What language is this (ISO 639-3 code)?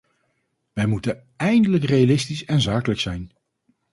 nld